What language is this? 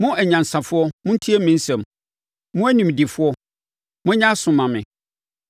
Akan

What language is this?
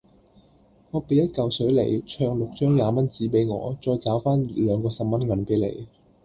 Cantonese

